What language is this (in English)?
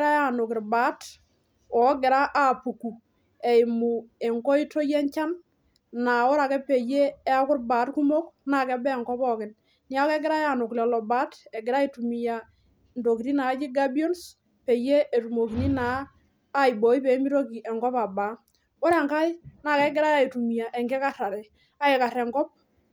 Masai